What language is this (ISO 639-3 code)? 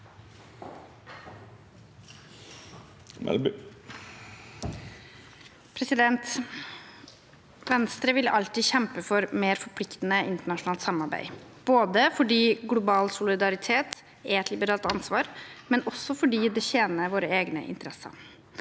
nor